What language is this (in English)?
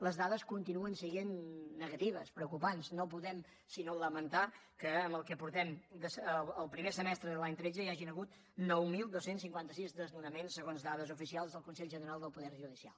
Catalan